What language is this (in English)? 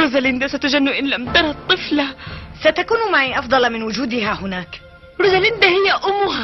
Arabic